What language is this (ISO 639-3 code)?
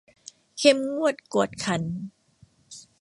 tha